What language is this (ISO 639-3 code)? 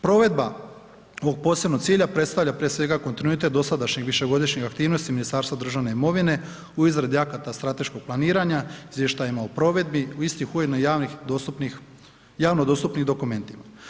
hrv